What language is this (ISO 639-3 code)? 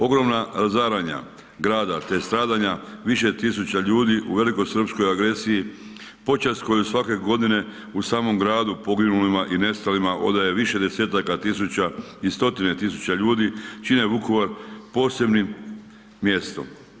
hrv